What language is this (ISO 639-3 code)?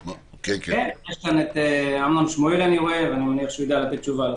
heb